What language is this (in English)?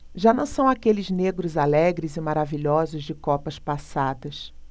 Portuguese